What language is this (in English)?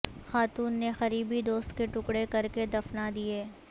Urdu